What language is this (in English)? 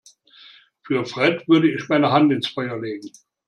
German